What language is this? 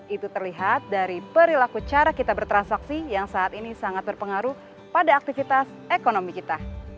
Indonesian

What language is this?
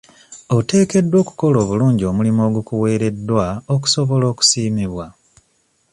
Ganda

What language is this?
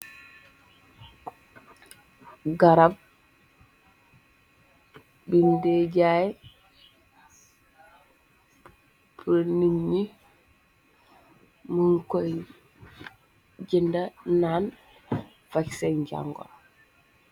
Wolof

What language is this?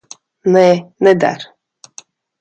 Latvian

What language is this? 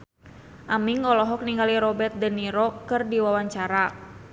Sundanese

